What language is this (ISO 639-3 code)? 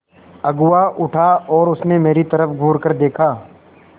hin